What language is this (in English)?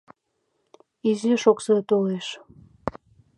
Mari